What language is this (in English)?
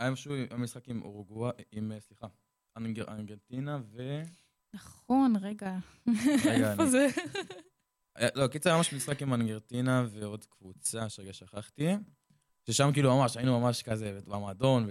Hebrew